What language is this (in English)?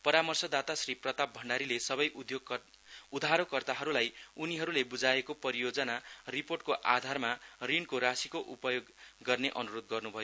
Nepali